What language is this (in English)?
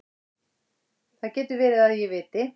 Icelandic